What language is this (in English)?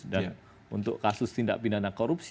Indonesian